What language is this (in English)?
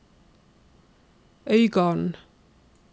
Norwegian